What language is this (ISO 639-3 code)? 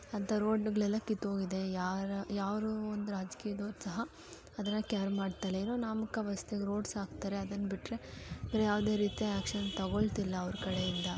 kan